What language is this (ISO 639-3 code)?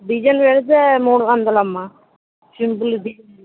tel